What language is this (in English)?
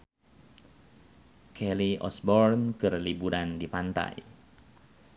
Sundanese